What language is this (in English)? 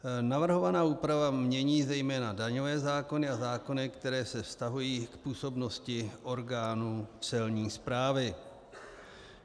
Czech